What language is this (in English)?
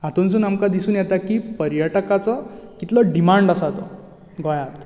Konkani